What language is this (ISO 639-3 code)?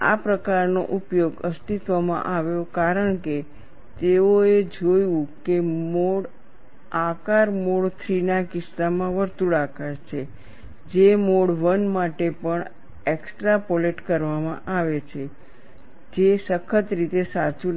guj